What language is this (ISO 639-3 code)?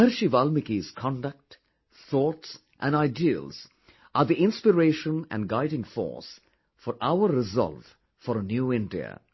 eng